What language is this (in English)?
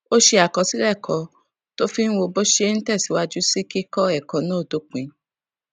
Yoruba